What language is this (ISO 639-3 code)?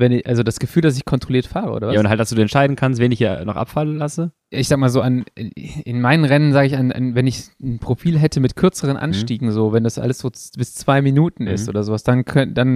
deu